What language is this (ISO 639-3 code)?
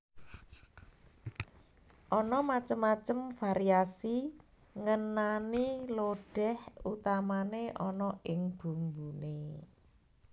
jav